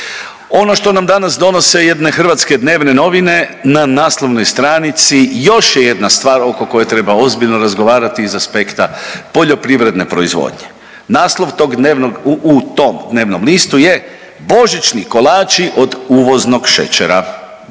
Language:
Croatian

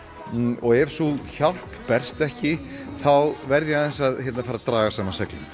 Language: Icelandic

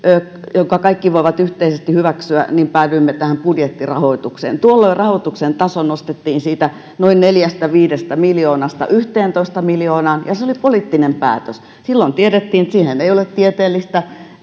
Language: Finnish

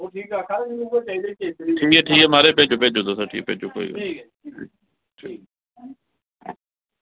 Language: Dogri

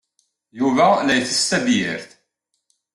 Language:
Kabyle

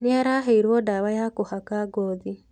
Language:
Kikuyu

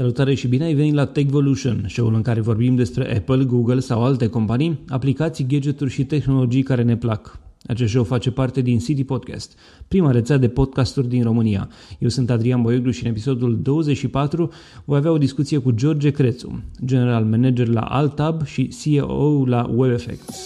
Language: Romanian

